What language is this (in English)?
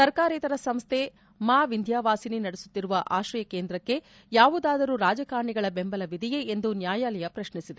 Kannada